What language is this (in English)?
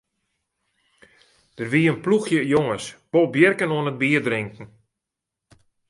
Western Frisian